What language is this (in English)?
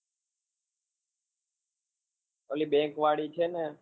Gujarati